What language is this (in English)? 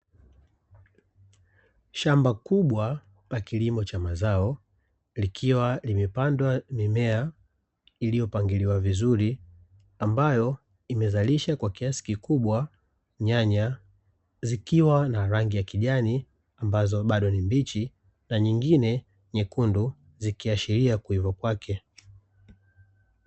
Swahili